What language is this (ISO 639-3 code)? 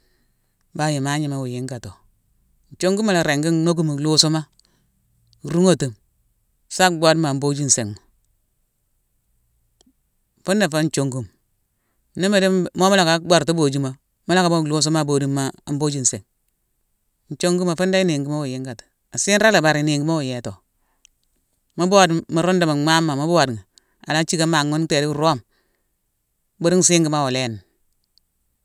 msw